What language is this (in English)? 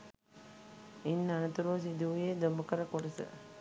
Sinhala